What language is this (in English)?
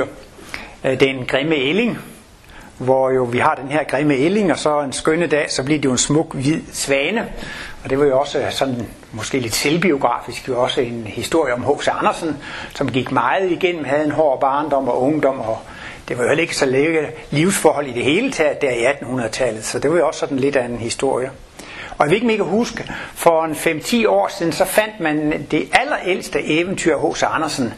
Danish